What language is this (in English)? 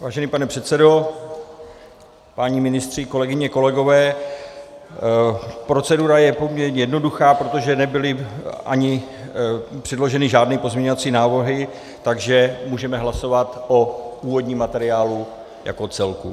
Czech